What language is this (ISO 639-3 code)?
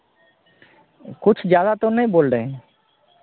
hin